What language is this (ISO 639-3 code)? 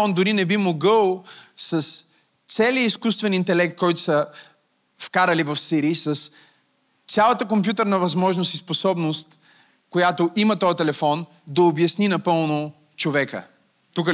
bul